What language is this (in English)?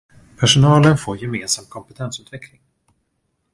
Swedish